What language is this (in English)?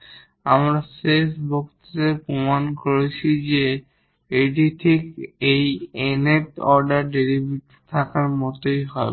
Bangla